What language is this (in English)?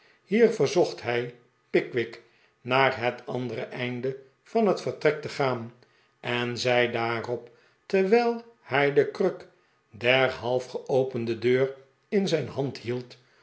Dutch